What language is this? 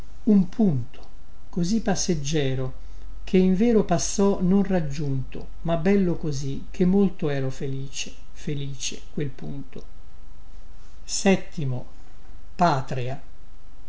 Italian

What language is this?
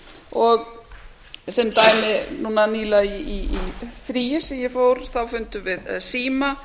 Icelandic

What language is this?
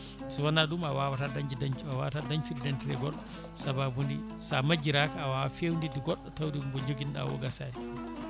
Fula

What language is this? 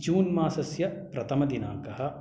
Sanskrit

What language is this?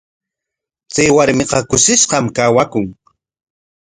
Corongo Ancash Quechua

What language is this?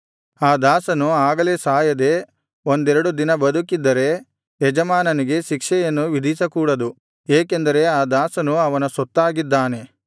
Kannada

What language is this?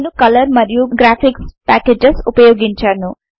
Telugu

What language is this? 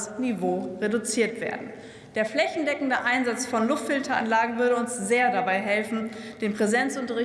German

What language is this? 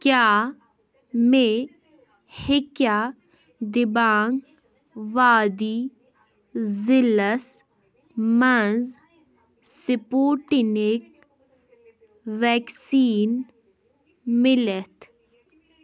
Kashmiri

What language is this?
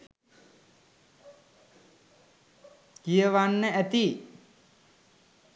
Sinhala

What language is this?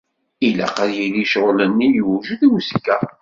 Kabyle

